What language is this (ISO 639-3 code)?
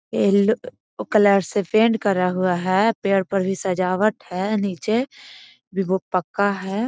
mag